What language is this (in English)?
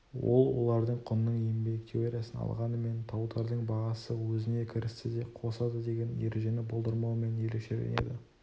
Kazakh